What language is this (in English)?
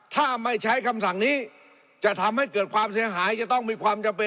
Thai